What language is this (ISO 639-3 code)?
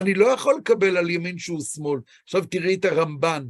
heb